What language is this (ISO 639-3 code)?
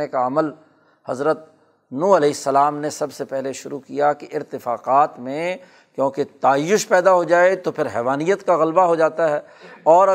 urd